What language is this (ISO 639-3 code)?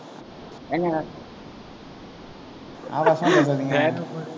tam